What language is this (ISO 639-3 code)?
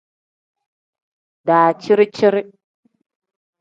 kdh